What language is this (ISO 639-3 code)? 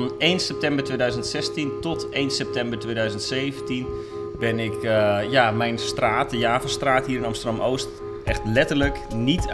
nld